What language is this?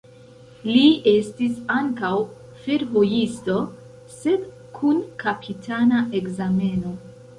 Esperanto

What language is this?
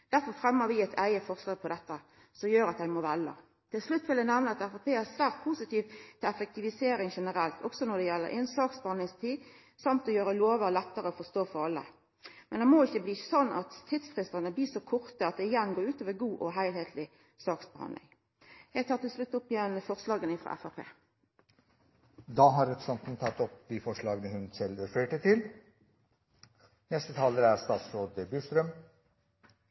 Norwegian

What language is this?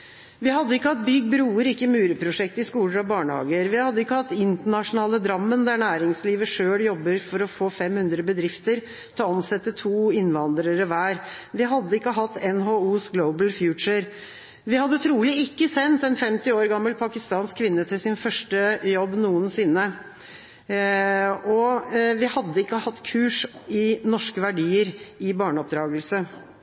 Norwegian Bokmål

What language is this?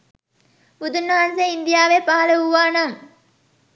Sinhala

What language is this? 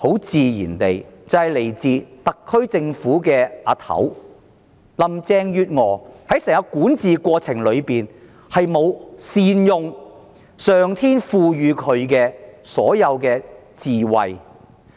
Cantonese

